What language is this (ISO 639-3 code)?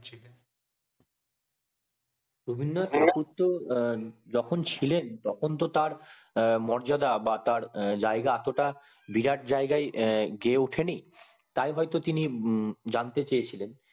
ben